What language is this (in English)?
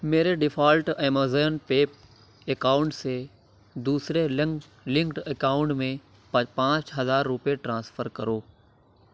Urdu